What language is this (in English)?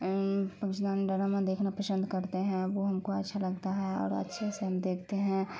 Urdu